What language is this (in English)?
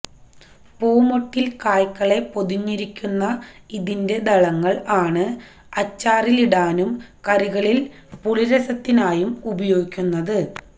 Malayalam